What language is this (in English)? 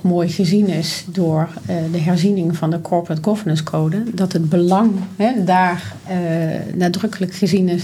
Dutch